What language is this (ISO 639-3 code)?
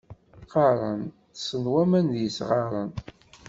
kab